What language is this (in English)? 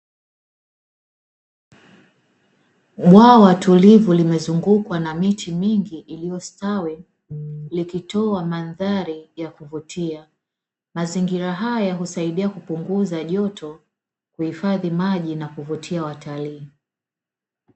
Swahili